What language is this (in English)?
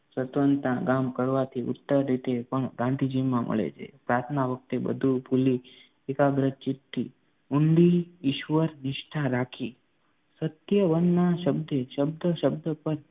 Gujarati